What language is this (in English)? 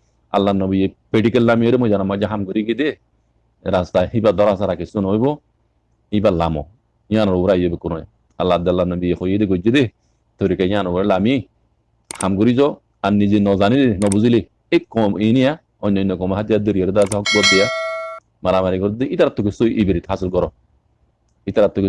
Bangla